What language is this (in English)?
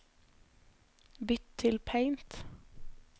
Norwegian